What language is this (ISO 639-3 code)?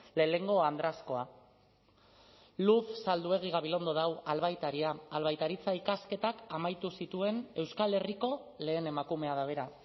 eus